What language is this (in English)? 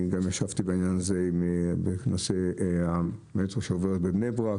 Hebrew